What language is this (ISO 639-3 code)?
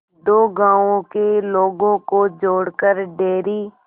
hin